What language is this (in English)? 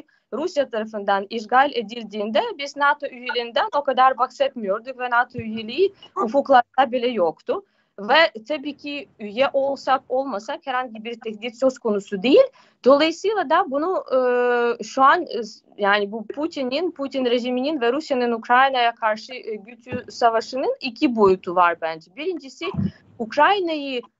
Turkish